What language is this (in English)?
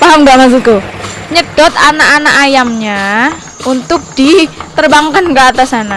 Indonesian